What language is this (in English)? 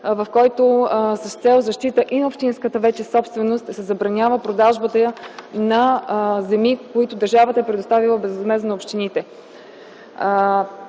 Bulgarian